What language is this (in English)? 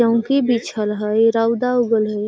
Magahi